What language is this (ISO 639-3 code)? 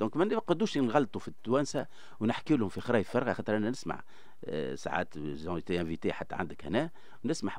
ara